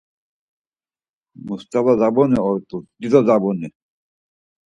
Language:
Laz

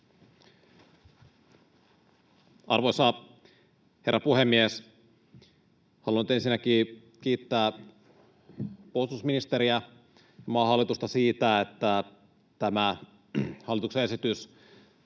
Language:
Finnish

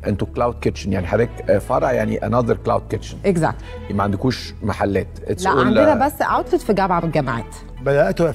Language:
Arabic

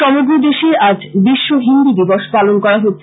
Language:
Bangla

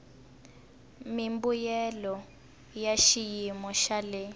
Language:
Tsonga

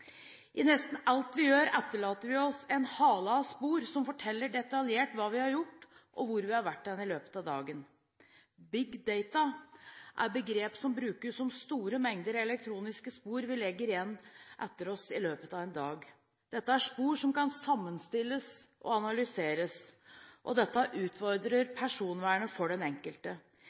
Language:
Norwegian Bokmål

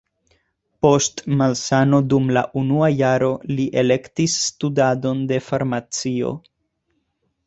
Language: Esperanto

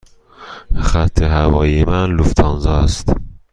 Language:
Persian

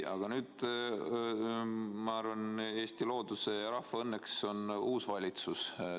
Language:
Estonian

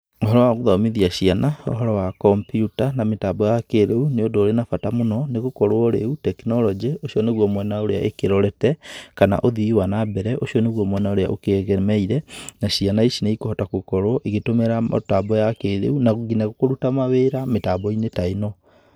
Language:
Kikuyu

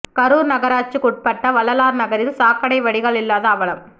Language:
Tamil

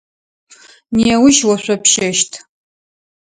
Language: Adyghe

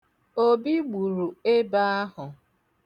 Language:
Igbo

